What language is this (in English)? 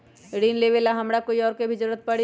Magahi